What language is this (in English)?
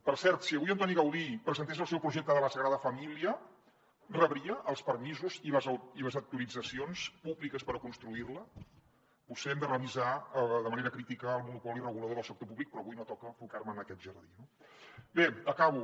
Catalan